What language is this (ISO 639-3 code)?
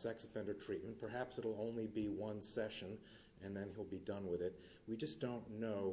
eng